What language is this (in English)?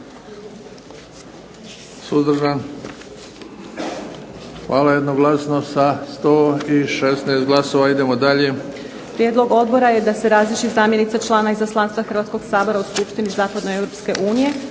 Croatian